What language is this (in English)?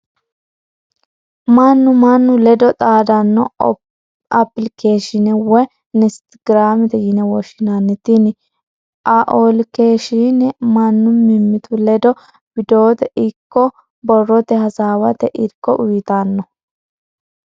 Sidamo